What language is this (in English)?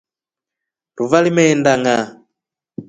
Rombo